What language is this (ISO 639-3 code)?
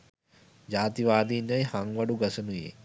sin